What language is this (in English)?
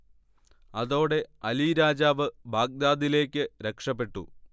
Malayalam